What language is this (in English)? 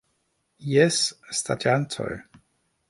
Esperanto